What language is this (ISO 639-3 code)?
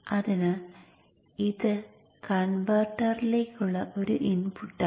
mal